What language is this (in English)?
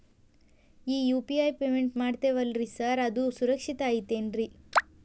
Kannada